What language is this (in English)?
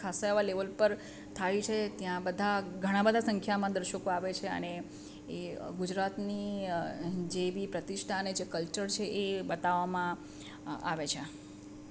Gujarati